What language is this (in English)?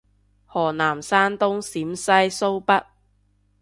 Cantonese